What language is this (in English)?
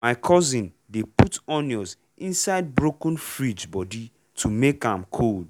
Nigerian Pidgin